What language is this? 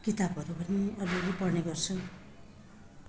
Nepali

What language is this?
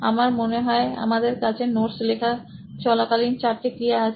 Bangla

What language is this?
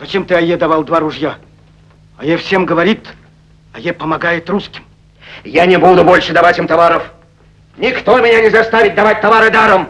Russian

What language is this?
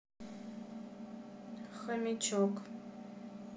Russian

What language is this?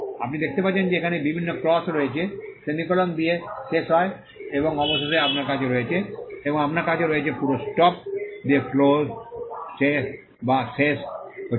Bangla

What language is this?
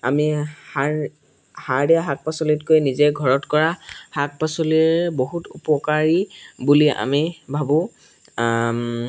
Assamese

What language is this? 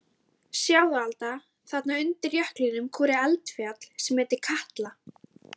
Icelandic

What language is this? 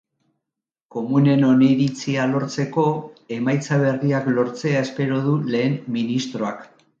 Basque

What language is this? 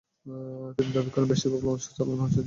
Bangla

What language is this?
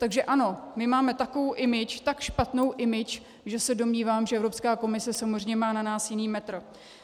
Czech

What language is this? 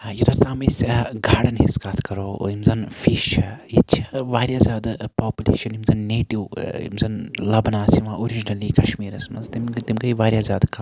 Kashmiri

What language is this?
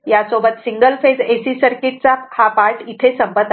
Marathi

